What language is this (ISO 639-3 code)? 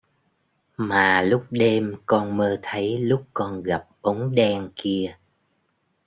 vie